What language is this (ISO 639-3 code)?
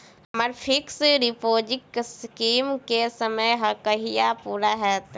mai